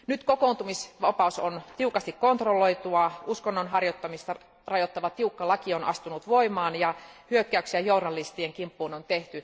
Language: Finnish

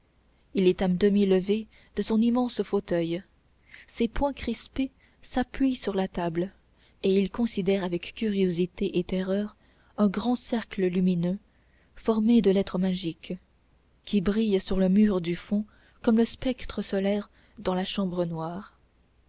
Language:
French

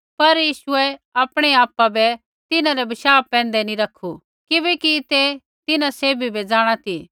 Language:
Kullu Pahari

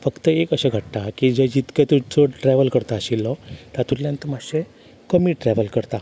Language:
Konkani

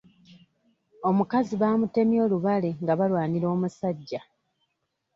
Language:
Ganda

